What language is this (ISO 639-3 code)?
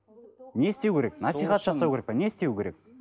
kaz